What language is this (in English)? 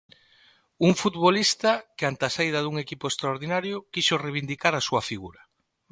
Galician